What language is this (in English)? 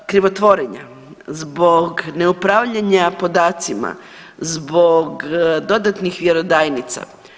Croatian